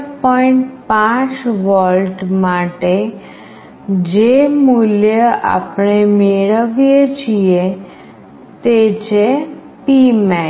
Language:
Gujarati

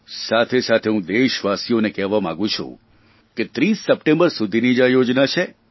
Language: Gujarati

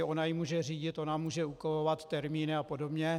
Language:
Czech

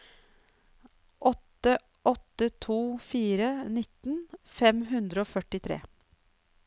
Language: Norwegian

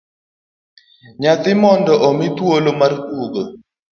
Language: Luo (Kenya and Tanzania)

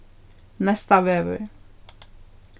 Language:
Faroese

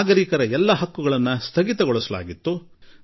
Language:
Kannada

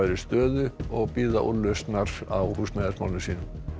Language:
Icelandic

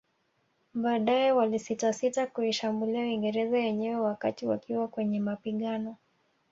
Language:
Swahili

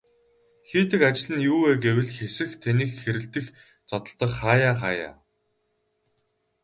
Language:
Mongolian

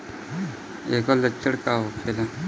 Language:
Bhojpuri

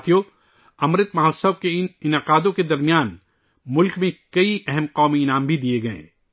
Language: Urdu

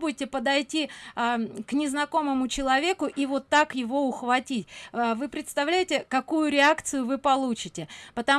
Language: Russian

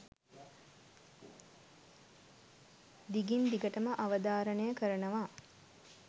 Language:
Sinhala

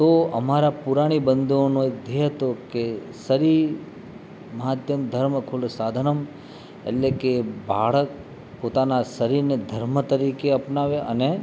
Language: Gujarati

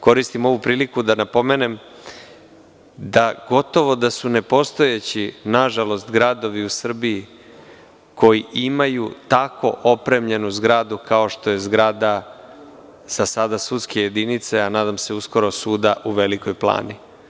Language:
Serbian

